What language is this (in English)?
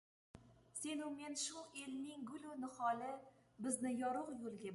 Uzbek